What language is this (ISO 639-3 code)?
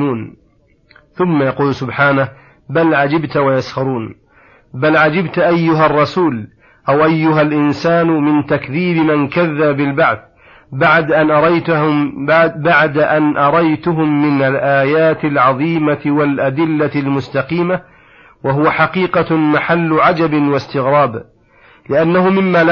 ara